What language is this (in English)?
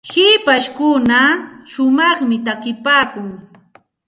Santa Ana de Tusi Pasco Quechua